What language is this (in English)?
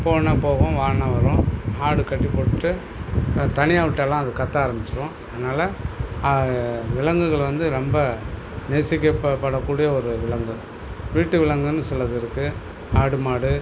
Tamil